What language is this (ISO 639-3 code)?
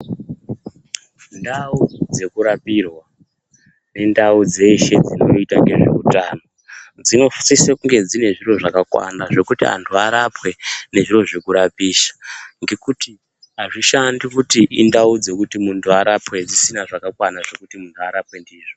ndc